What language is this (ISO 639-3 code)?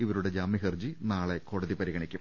mal